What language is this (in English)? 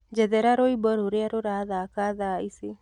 Kikuyu